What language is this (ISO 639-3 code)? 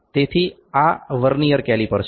guj